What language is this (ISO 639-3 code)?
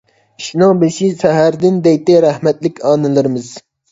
uig